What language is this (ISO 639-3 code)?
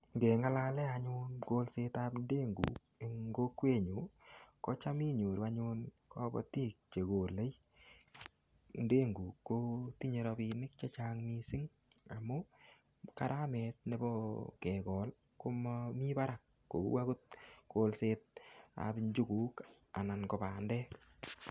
kln